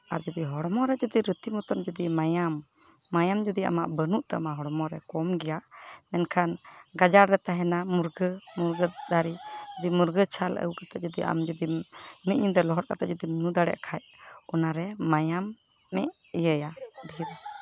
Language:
Santali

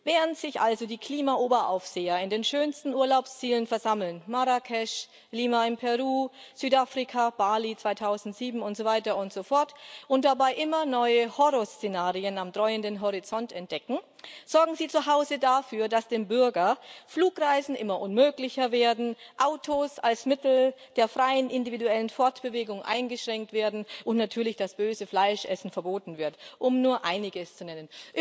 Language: German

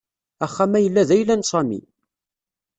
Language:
Kabyle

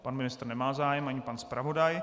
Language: Czech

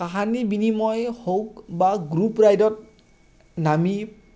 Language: Assamese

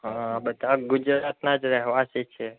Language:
Gujarati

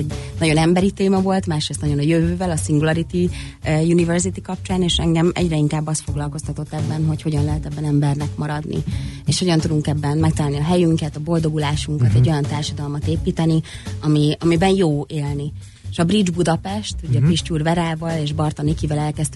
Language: Hungarian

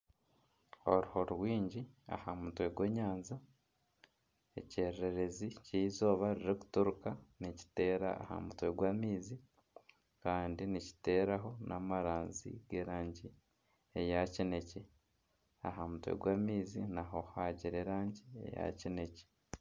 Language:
Nyankole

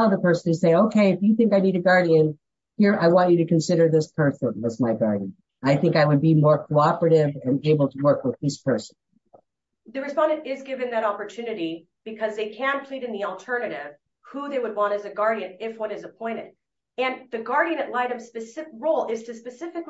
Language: English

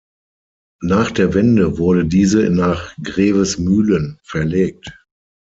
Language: German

